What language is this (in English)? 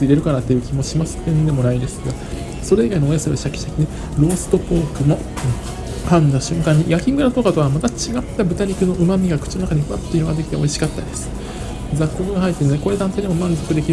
Japanese